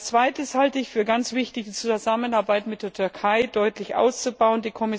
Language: German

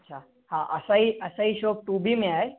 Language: Sindhi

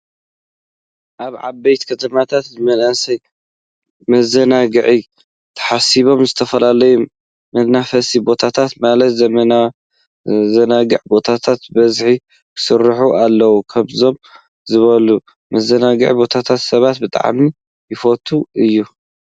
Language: Tigrinya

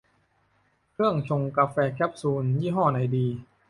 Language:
Thai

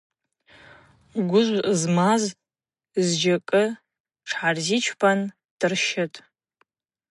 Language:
Abaza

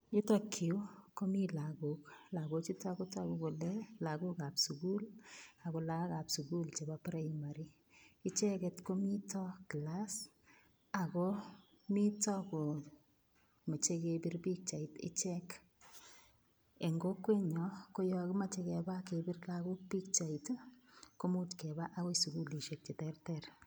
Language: Kalenjin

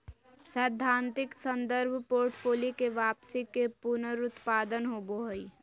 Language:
Magahi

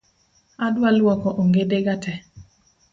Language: Luo (Kenya and Tanzania)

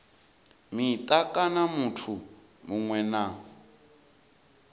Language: Venda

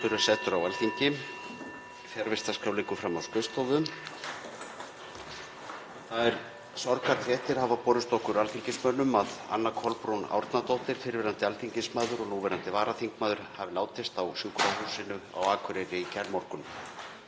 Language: Icelandic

